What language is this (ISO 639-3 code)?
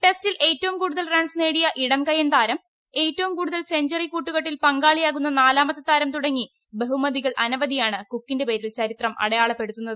mal